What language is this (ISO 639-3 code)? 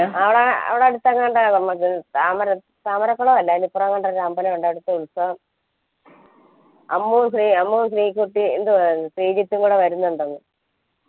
mal